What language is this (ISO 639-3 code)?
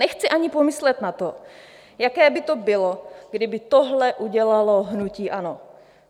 ces